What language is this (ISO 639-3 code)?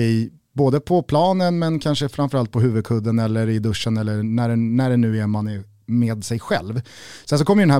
swe